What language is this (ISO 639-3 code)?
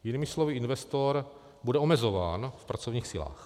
ces